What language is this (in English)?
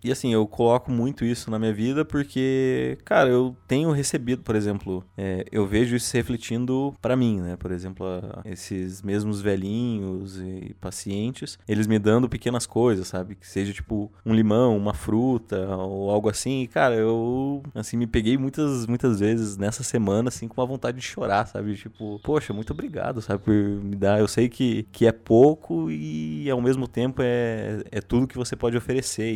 Portuguese